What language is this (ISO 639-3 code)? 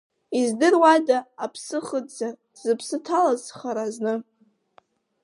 abk